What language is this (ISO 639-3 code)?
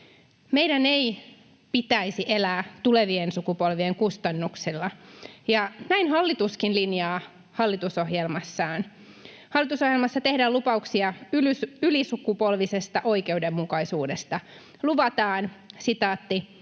fin